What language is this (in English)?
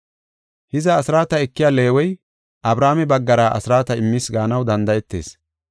Gofa